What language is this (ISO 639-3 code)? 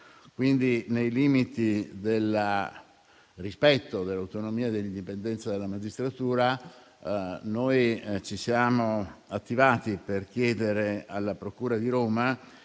ita